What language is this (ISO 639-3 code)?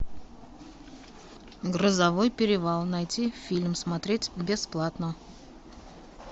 rus